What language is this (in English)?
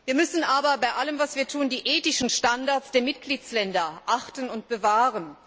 German